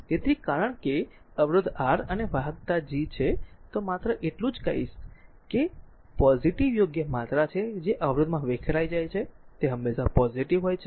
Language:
Gujarati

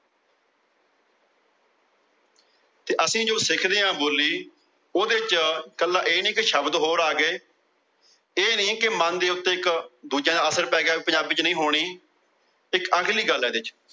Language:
Punjabi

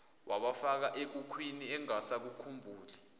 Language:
Zulu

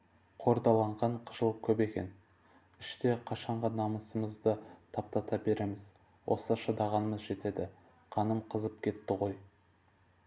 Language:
Kazakh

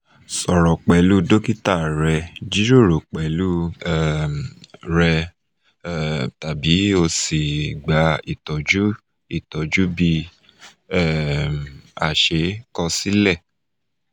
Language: Yoruba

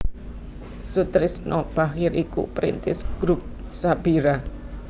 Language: Javanese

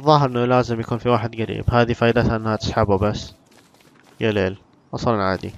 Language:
Arabic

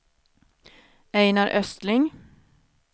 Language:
Swedish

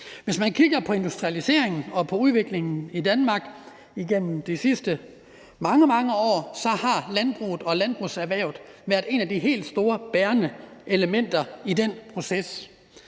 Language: Danish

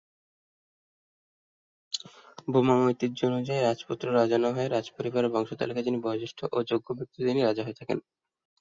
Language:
Bangla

